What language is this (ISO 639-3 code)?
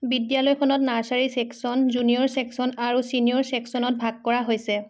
asm